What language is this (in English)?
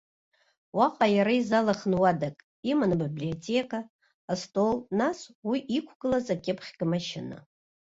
Abkhazian